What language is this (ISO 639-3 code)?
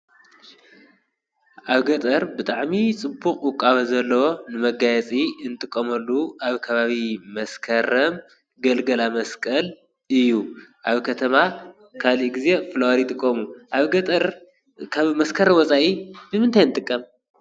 tir